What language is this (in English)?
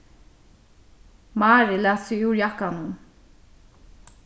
Faroese